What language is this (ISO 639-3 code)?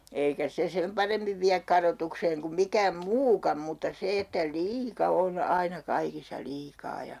fin